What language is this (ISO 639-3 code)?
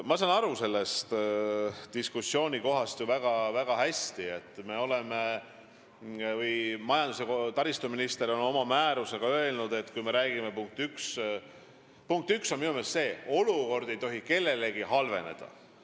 est